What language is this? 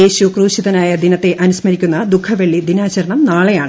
Malayalam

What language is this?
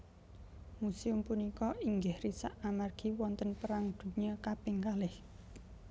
Javanese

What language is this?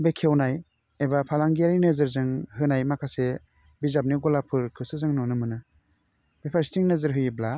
Bodo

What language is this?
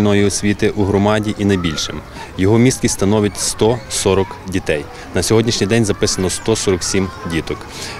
Ukrainian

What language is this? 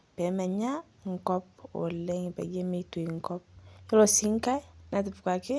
Masai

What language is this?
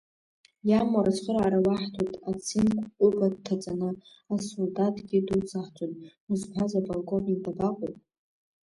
Abkhazian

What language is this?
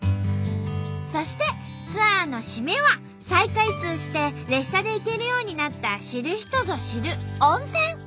Japanese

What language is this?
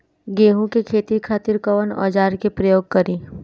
Bhojpuri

